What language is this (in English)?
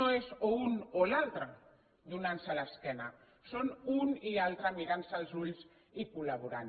Catalan